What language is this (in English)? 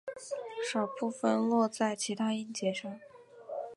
Chinese